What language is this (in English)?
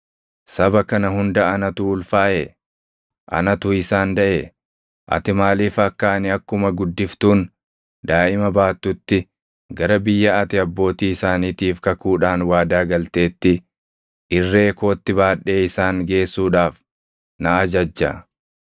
Oromo